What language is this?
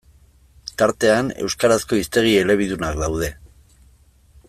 Basque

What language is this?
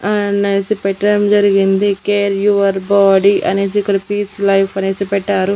Telugu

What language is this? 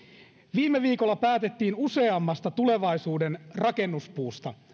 Finnish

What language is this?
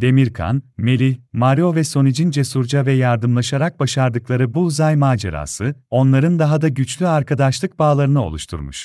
Turkish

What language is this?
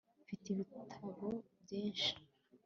Kinyarwanda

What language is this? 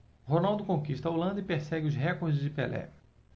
Portuguese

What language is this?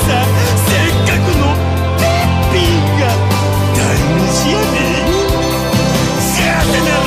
Turkish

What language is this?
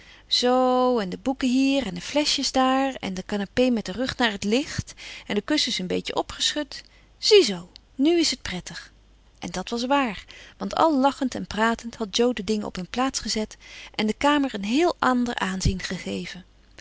Dutch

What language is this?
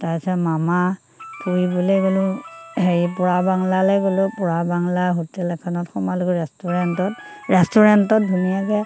Assamese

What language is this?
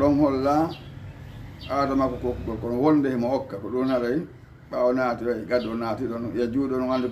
Arabic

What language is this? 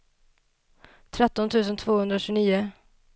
Swedish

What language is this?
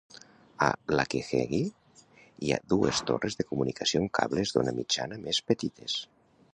Catalan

